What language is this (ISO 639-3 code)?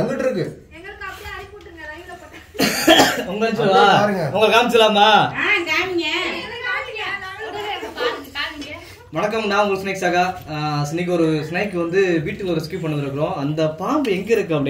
ind